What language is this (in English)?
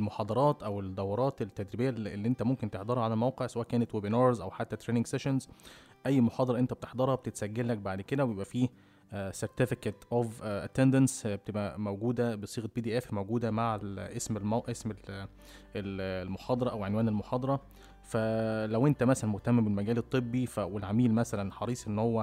Arabic